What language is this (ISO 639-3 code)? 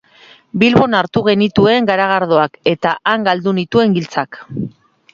eus